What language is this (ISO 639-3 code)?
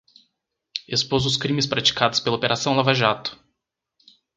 por